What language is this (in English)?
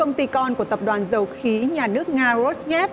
Vietnamese